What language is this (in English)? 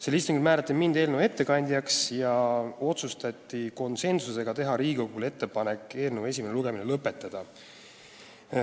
Estonian